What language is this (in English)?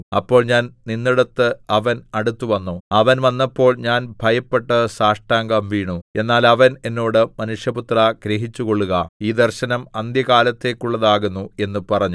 Malayalam